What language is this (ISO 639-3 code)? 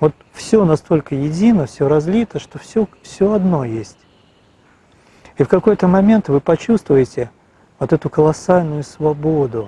rus